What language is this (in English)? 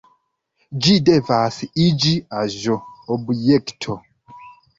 Esperanto